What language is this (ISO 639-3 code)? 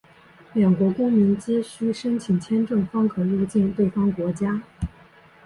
zho